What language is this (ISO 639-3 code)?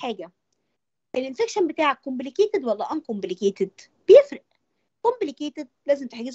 ara